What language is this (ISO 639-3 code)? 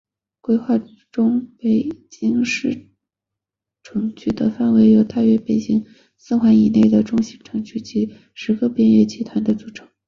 zho